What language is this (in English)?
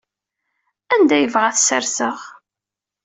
Kabyle